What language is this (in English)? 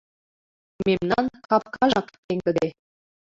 Mari